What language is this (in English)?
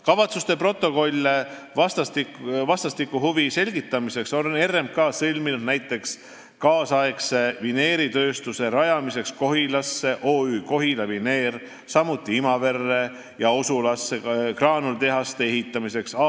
Estonian